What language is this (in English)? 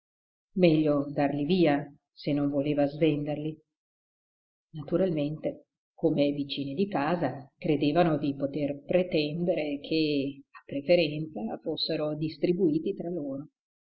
Italian